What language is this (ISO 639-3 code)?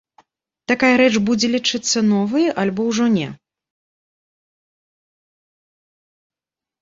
bel